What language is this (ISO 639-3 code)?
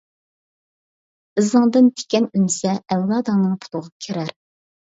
uig